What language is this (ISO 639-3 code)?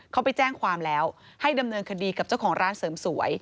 tha